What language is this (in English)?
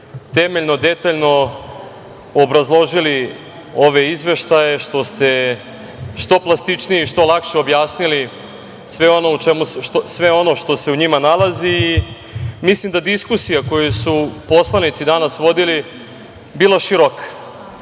Serbian